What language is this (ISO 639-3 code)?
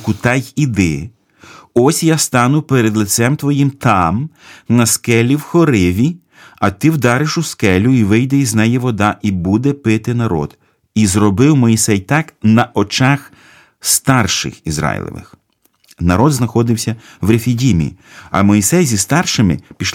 ukr